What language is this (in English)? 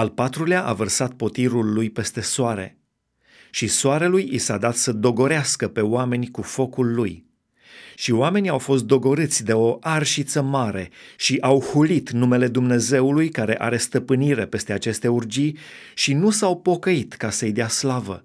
Romanian